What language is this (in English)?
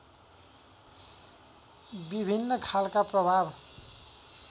Nepali